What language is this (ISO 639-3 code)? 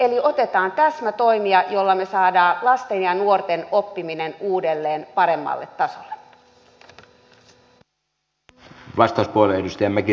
fin